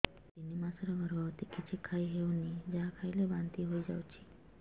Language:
Odia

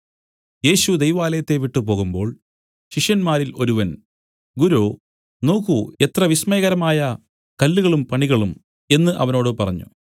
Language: Malayalam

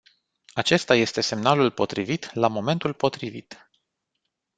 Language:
Romanian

